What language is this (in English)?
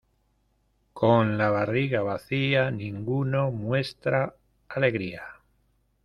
Spanish